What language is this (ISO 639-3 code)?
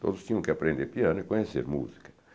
por